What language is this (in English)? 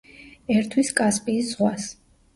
Georgian